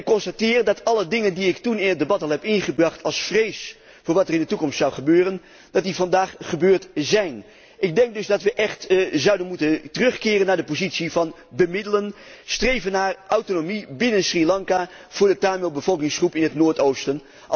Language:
Dutch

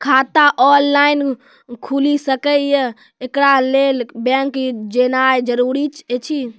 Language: Maithili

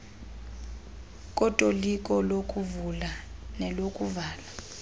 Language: Xhosa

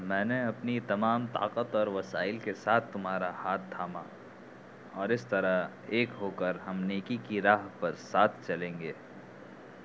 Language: Urdu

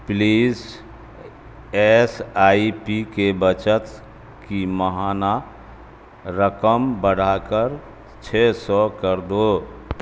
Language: Urdu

